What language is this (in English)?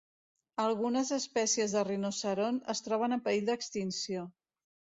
Catalan